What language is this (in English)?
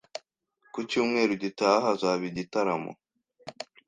Kinyarwanda